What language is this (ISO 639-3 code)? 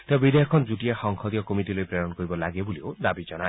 asm